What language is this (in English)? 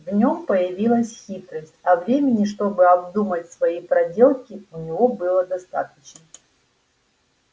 Russian